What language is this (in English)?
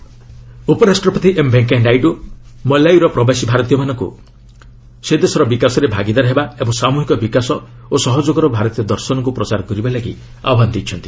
Odia